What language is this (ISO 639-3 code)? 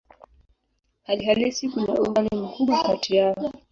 swa